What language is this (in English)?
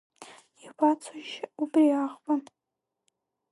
Abkhazian